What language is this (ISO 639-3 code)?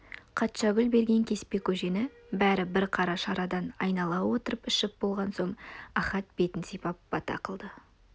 kaz